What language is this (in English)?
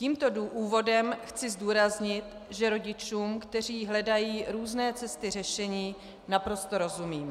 Czech